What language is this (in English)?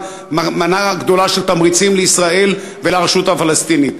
Hebrew